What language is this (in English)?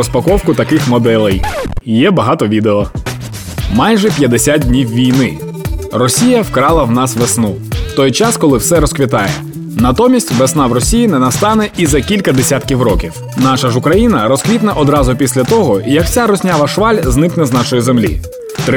Ukrainian